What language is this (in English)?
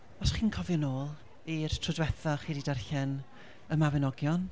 Welsh